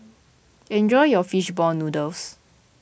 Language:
English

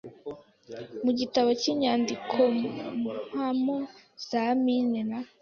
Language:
Kinyarwanda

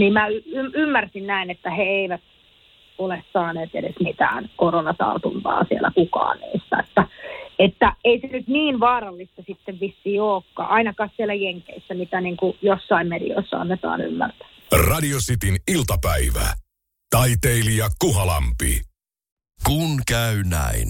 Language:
Finnish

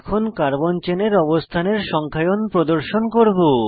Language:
Bangla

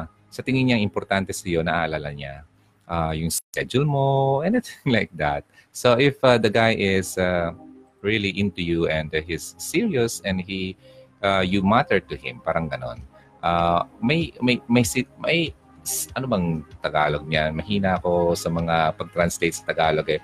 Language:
Filipino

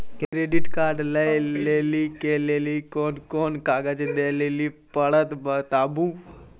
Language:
Maithili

